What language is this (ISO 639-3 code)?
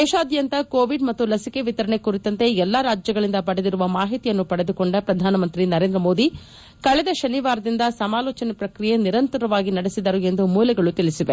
kan